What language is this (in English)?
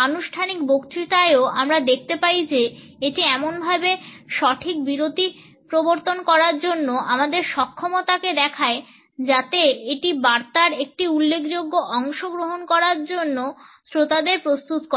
Bangla